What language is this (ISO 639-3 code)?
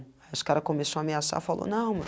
por